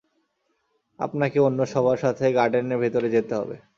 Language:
Bangla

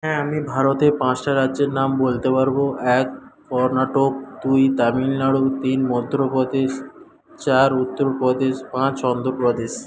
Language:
Bangla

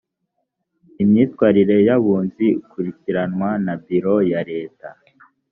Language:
Kinyarwanda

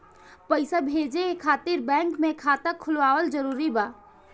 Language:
Bhojpuri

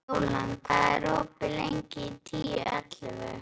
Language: Icelandic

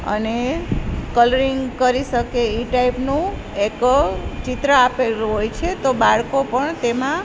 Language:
Gujarati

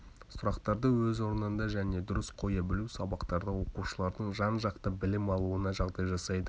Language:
Kazakh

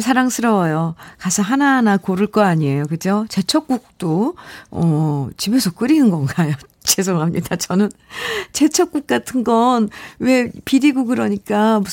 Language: Korean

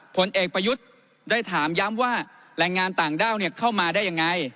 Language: Thai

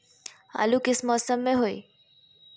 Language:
Magahi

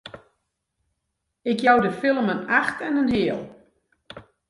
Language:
Western Frisian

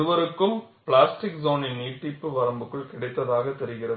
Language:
Tamil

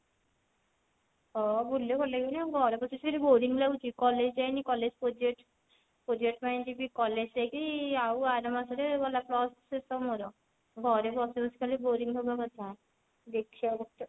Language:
Odia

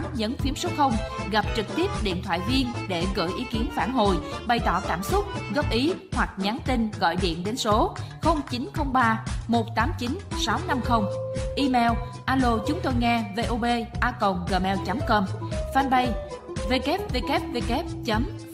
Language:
Vietnamese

